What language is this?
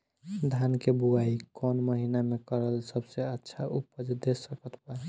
Bhojpuri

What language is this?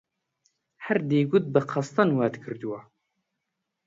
Central Kurdish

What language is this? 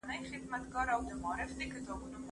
Pashto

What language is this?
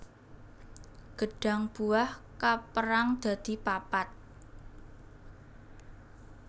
Javanese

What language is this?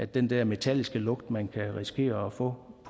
Danish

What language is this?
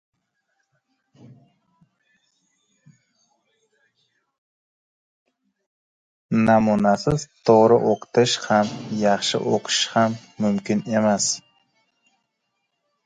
Uzbek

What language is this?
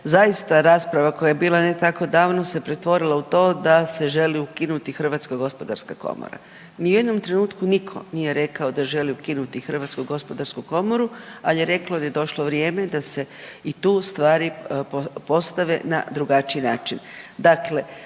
Croatian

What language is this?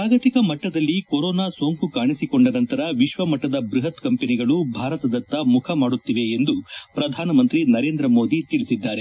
Kannada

